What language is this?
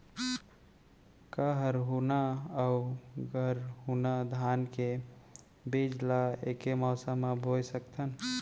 Chhattisgarhi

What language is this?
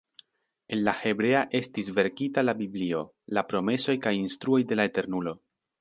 Esperanto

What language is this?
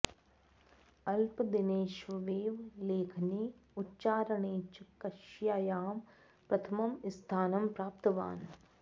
Sanskrit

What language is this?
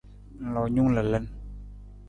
Nawdm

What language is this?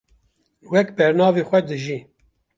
Kurdish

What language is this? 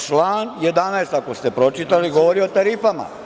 Serbian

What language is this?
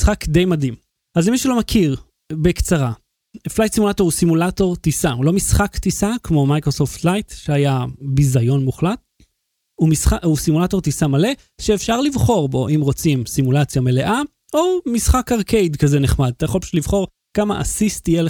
Hebrew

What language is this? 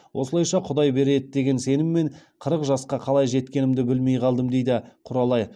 Kazakh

